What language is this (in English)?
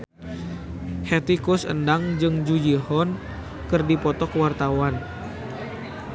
Sundanese